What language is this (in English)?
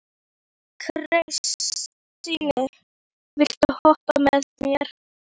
Icelandic